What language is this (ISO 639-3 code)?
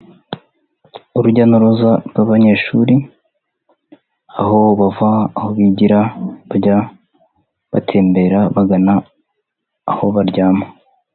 kin